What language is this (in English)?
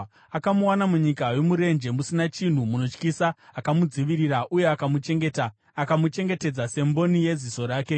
Shona